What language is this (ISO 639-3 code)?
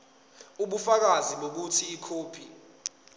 zul